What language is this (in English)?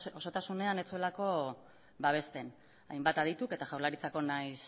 Basque